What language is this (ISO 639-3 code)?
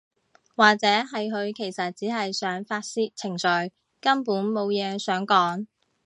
yue